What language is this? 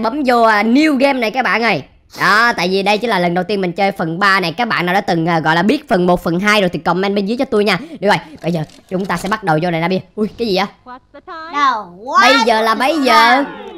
Vietnamese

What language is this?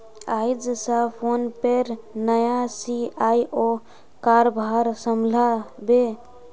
Magahi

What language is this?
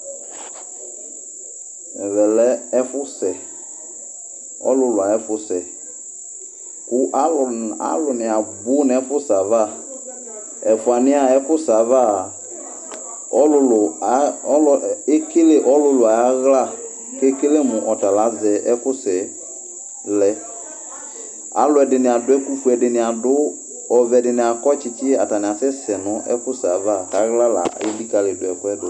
Ikposo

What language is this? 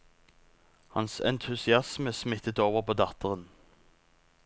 Norwegian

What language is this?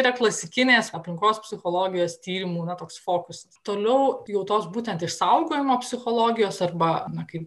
Lithuanian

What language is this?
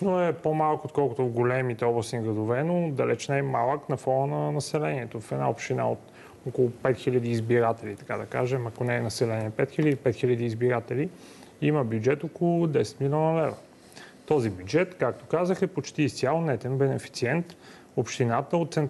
Bulgarian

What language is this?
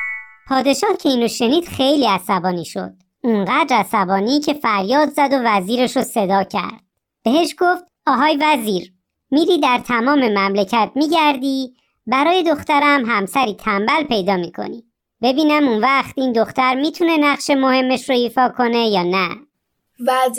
Persian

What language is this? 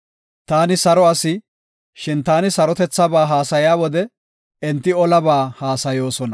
Gofa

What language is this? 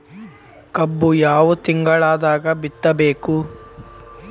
Kannada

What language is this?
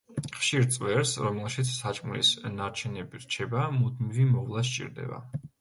Georgian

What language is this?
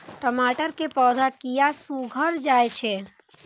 Maithili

